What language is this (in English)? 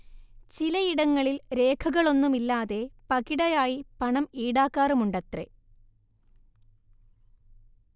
Malayalam